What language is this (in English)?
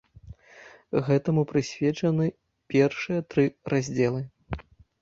Belarusian